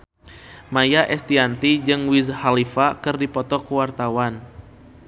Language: Sundanese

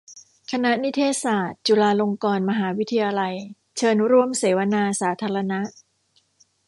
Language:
Thai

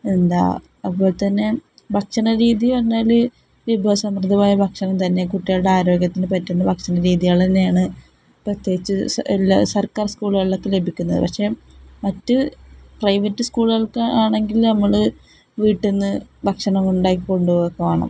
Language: Malayalam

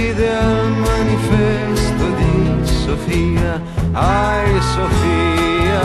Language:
Greek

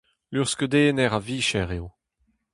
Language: Breton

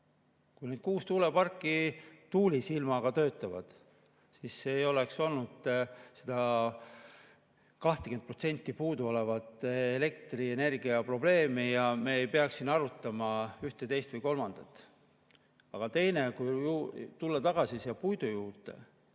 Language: Estonian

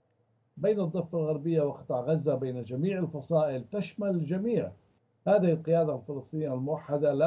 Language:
Arabic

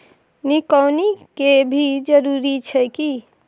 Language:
Maithili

